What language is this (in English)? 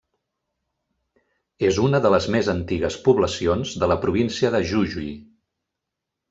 Catalan